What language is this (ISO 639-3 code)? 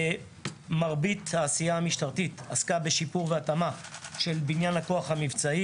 heb